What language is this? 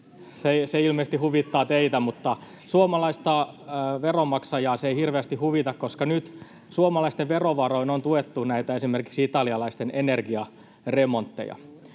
Finnish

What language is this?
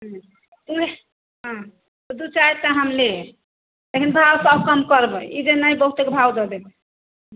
Maithili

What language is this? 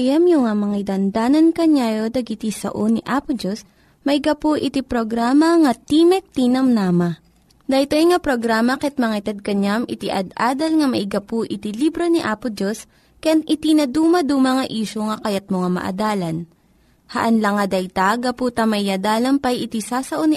Filipino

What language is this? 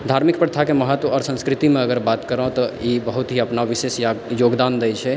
Maithili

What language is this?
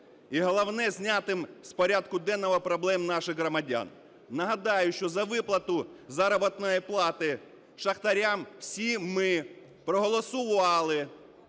Ukrainian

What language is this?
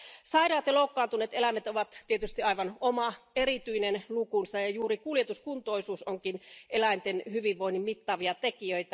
Finnish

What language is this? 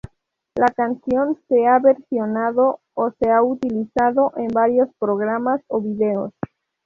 Spanish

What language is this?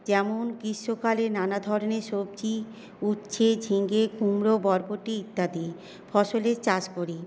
Bangla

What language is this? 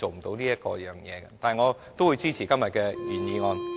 Cantonese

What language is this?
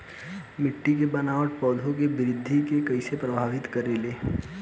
Bhojpuri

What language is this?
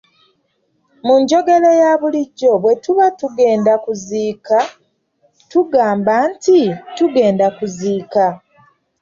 Ganda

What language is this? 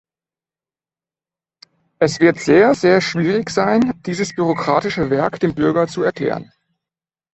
German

